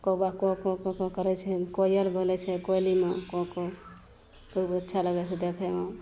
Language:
Maithili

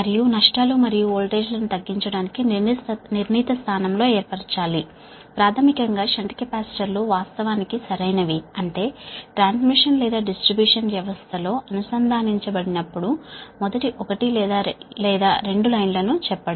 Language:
Telugu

